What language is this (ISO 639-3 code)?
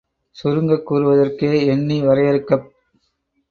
tam